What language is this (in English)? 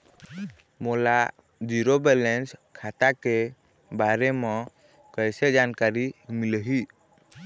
Chhattisgarhi